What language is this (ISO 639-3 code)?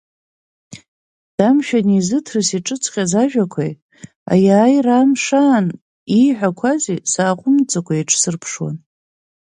abk